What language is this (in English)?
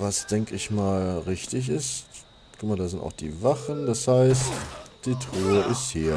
German